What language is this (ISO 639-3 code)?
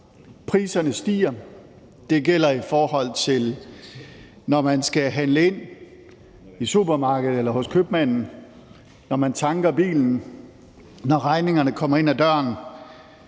dan